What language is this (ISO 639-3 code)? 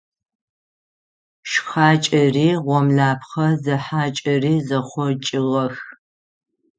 ady